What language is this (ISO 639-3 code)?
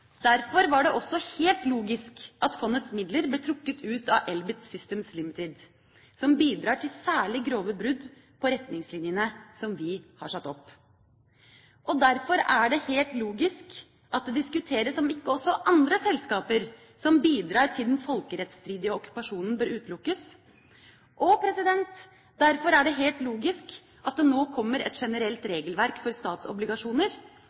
nob